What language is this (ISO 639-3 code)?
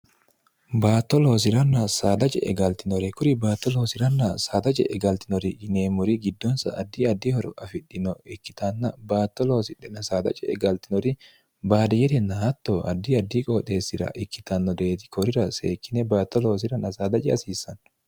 sid